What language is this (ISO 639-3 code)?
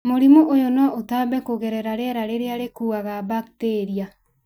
kik